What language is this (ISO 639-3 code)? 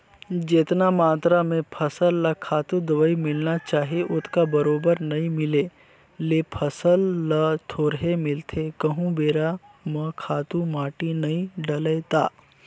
hne